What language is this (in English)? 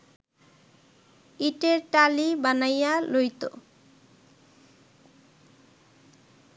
Bangla